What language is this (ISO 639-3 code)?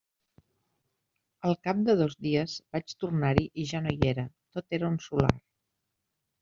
cat